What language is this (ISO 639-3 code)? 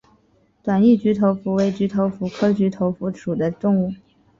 zho